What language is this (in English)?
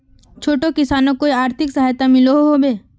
Magahi